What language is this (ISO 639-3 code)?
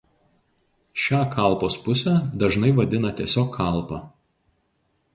lit